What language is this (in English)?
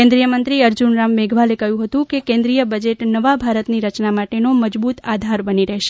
Gujarati